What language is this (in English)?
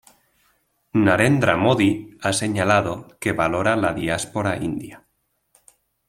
Spanish